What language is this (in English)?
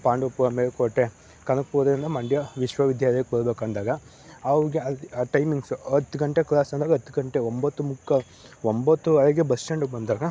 Kannada